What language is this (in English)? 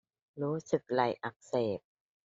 Thai